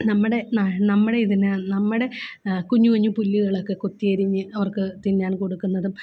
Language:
Malayalam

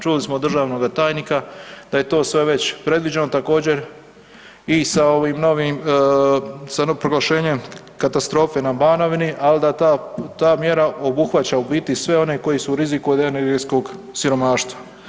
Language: Croatian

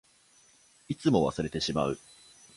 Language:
Japanese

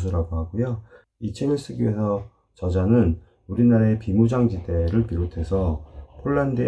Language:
Korean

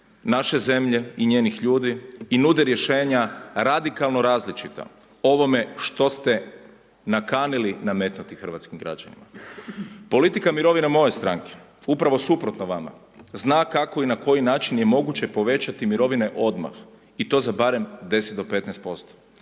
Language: Croatian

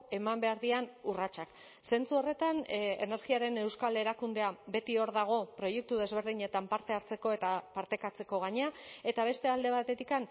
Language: Basque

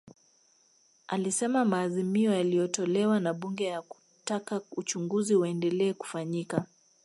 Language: Swahili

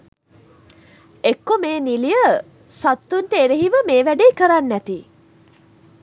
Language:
Sinhala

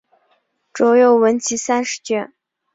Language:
Chinese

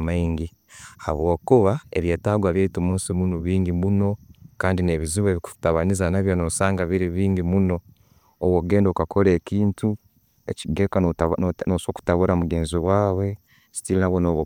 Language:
Tooro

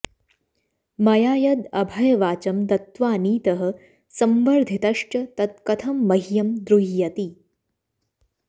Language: Sanskrit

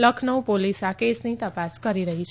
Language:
Gujarati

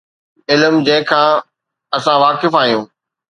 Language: Sindhi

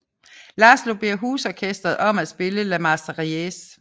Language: Danish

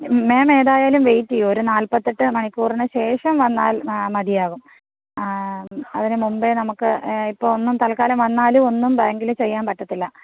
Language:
Malayalam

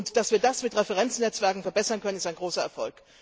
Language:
German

